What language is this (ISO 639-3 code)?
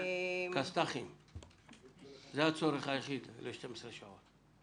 heb